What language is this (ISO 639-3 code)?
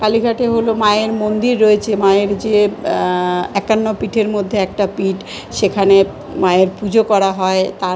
ben